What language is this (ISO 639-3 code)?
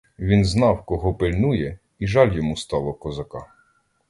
ukr